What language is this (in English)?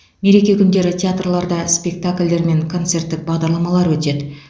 Kazakh